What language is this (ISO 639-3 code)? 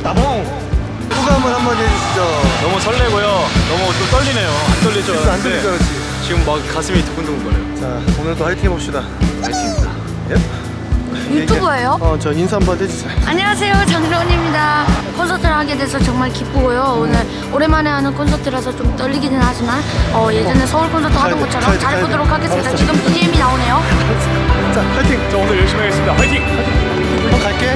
kor